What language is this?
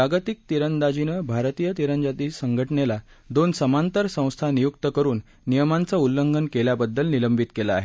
Marathi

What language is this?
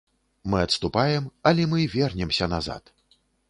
Belarusian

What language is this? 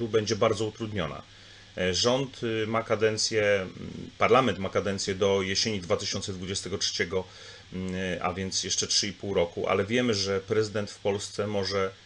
Polish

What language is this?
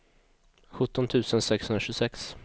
Swedish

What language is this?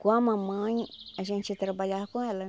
Portuguese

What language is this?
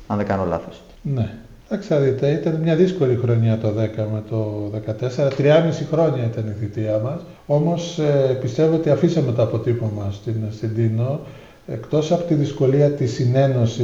Greek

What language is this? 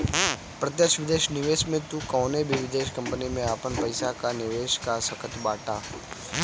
Bhojpuri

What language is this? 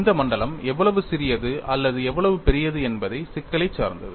Tamil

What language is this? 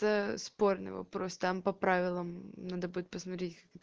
Russian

